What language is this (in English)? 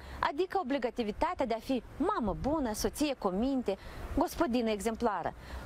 Romanian